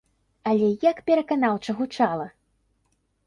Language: Belarusian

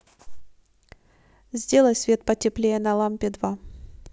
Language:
Russian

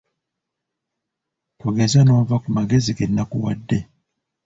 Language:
Ganda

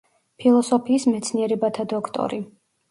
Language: Georgian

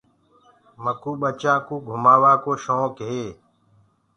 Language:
Gurgula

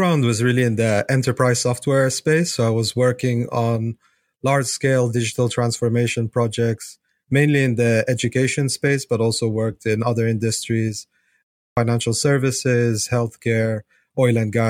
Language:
English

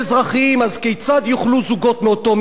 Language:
Hebrew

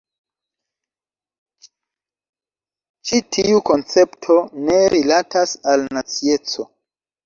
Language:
Esperanto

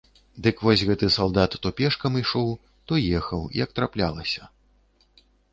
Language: Belarusian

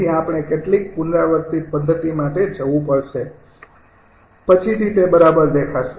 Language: Gujarati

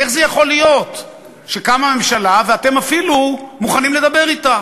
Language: Hebrew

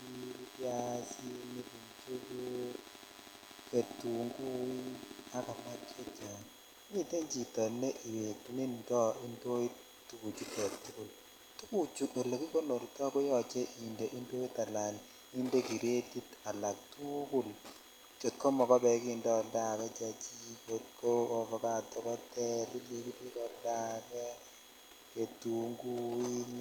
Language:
Kalenjin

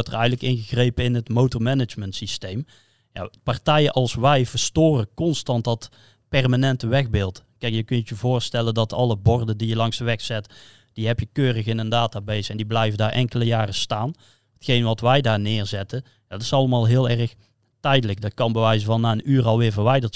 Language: Dutch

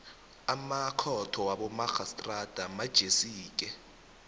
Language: South Ndebele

